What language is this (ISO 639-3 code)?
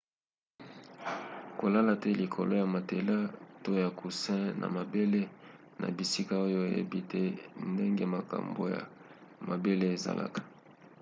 lin